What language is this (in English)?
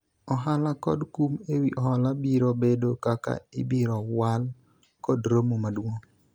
Luo (Kenya and Tanzania)